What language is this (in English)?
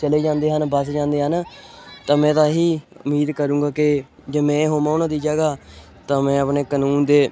Punjabi